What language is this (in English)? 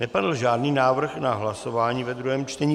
Czech